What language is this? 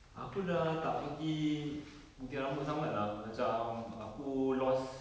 English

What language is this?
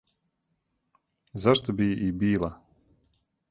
Serbian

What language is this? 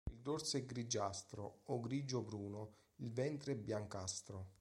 Italian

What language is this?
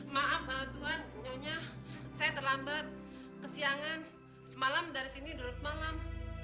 Indonesian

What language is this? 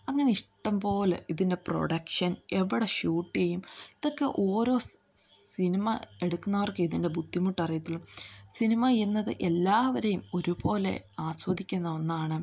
Malayalam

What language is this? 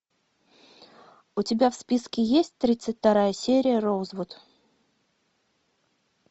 Russian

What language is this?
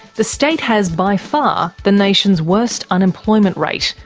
English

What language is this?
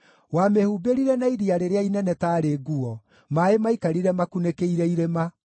Kikuyu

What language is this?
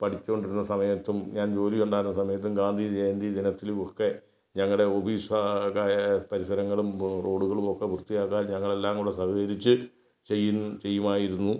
Malayalam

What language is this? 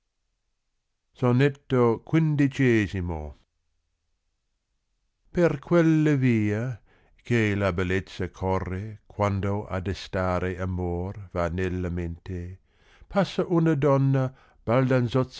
Italian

